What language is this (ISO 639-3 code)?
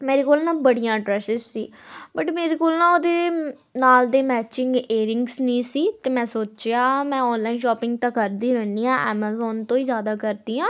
pan